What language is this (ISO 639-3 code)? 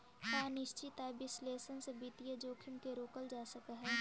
mag